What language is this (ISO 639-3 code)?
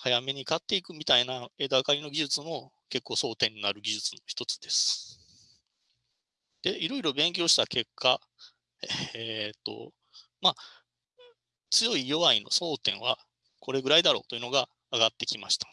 jpn